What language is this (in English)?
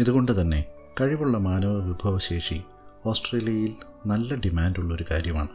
Malayalam